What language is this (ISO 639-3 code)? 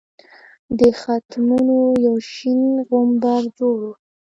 pus